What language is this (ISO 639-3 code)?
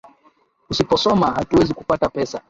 swa